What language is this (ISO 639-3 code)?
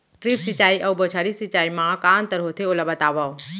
hne